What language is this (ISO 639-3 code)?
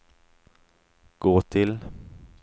swe